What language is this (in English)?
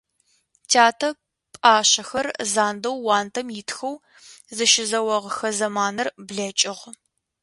Adyghe